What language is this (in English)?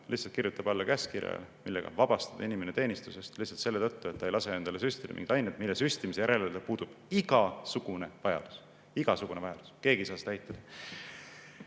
Estonian